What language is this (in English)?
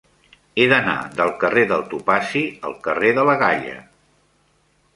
Catalan